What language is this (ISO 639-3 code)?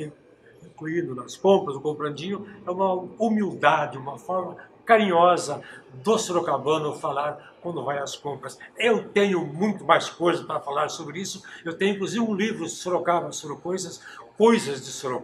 por